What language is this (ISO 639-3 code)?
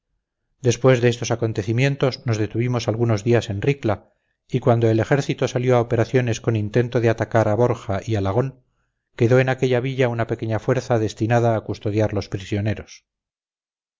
spa